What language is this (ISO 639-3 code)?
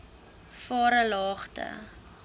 afr